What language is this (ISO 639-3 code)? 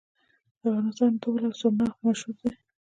pus